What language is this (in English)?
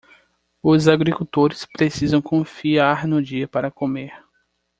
Portuguese